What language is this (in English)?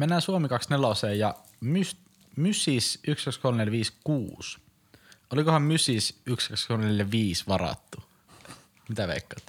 Finnish